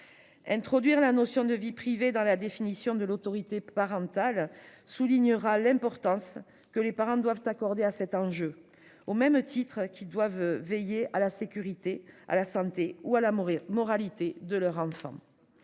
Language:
French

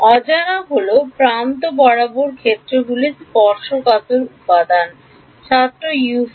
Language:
Bangla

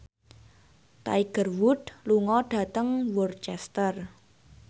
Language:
Javanese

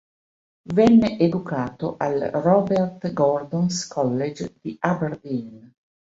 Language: Italian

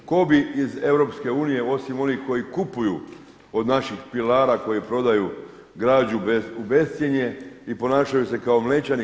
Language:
Croatian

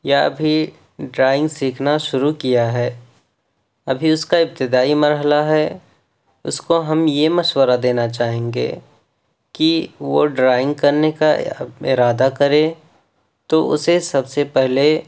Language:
Urdu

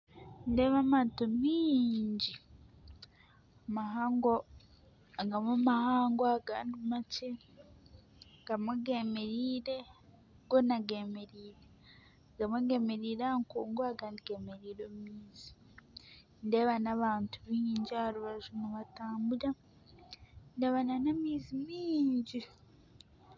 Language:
Nyankole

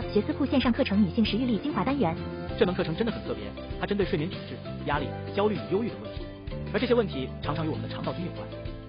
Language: Chinese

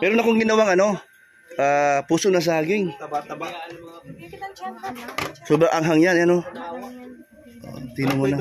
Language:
Filipino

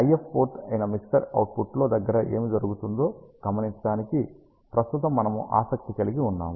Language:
Telugu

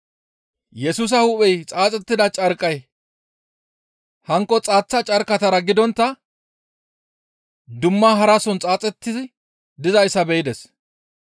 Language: Gamo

